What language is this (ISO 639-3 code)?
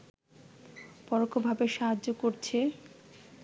ben